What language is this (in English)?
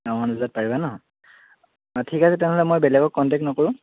Assamese